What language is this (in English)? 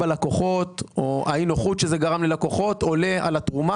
Hebrew